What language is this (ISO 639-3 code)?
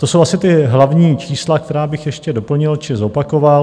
ces